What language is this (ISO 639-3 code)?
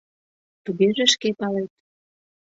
chm